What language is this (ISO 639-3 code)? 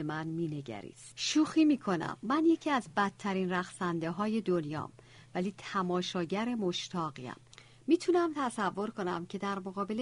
fas